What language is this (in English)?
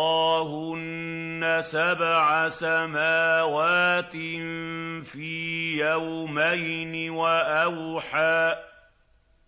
Arabic